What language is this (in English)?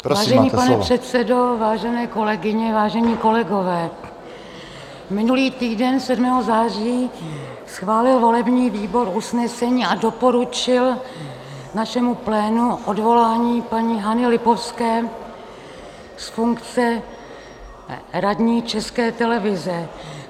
Czech